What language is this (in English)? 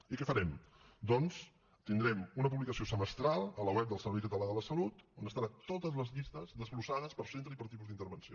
Catalan